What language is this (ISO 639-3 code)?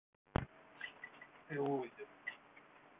rus